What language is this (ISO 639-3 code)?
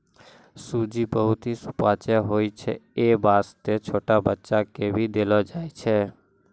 mai